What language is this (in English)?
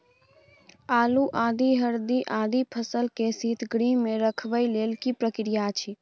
Maithili